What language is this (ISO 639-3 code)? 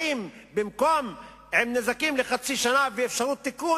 heb